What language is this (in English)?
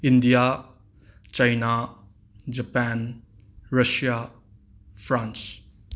Manipuri